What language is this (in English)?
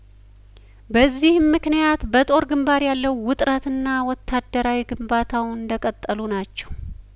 Amharic